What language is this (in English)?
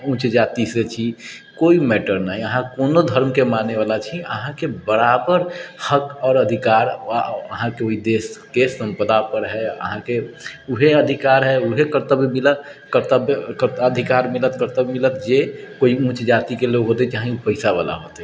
Maithili